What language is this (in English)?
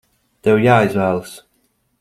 Latvian